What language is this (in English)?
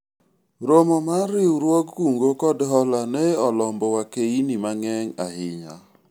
Luo (Kenya and Tanzania)